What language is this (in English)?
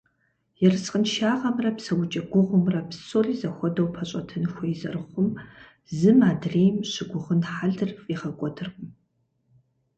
Kabardian